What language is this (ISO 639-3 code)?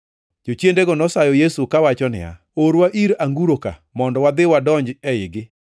luo